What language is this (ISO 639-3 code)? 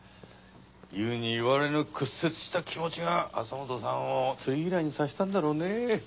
jpn